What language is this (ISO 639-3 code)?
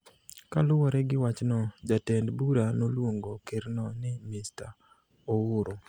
luo